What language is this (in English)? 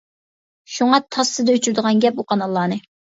Uyghur